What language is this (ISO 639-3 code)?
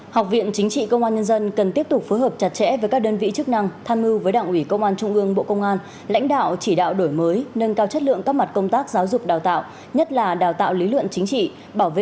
vie